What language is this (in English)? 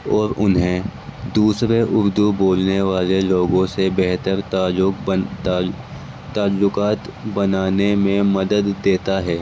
Urdu